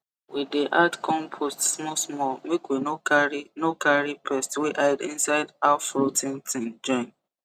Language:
Nigerian Pidgin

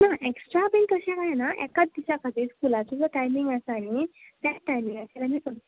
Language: Konkani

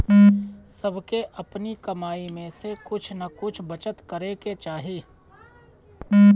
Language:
Bhojpuri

